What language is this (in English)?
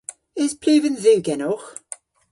Cornish